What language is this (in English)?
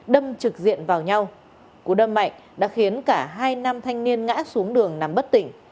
Vietnamese